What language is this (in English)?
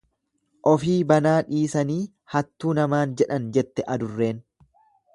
Oromo